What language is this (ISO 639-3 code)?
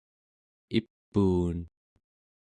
esu